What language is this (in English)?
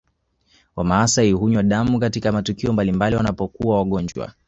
Swahili